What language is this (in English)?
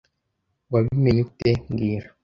Kinyarwanda